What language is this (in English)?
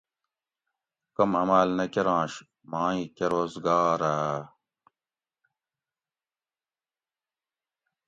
Gawri